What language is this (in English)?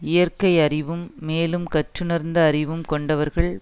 Tamil